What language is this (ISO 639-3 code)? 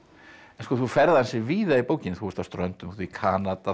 isl